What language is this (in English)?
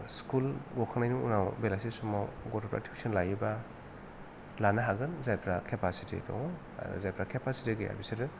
Bodo